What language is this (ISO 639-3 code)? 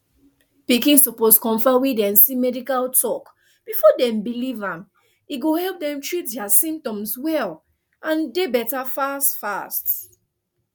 pcm